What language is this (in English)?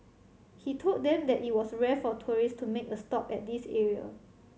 English